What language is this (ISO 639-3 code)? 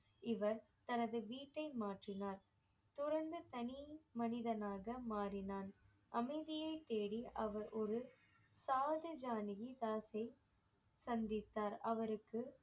tam